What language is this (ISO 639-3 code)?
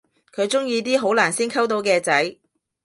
yue